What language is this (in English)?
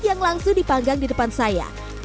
Indonesian